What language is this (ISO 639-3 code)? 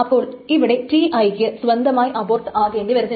mal